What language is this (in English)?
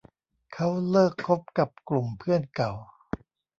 Thai